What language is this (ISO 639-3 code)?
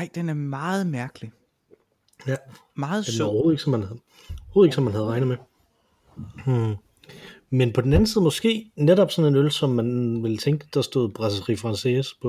dan